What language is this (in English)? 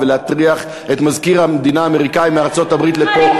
Hebrew